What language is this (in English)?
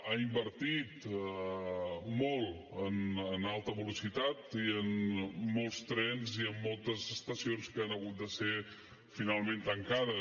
Catalan